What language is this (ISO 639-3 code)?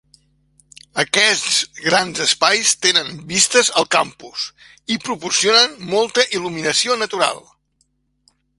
cat